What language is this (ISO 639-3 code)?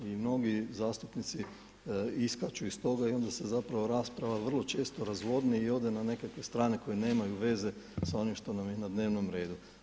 hrv